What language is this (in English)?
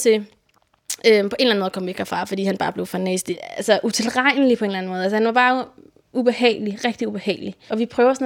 Danish